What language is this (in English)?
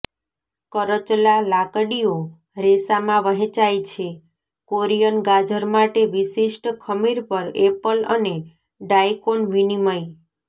Gujarati